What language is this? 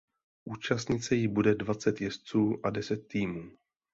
Czech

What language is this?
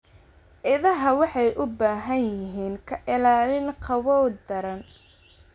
Somali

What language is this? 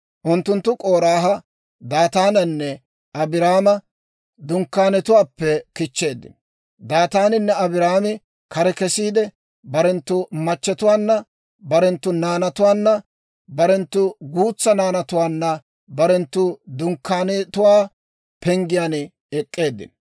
Dawro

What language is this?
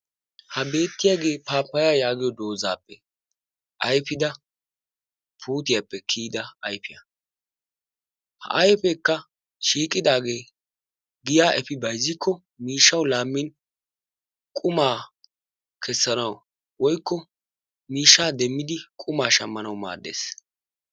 Wolaytta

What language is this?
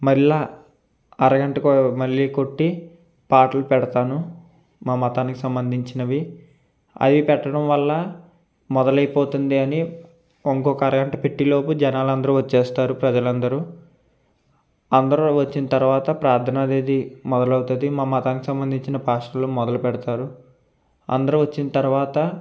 Telugu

